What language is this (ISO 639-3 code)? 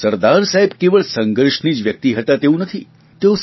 guj